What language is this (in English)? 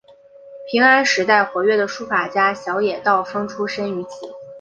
Chinese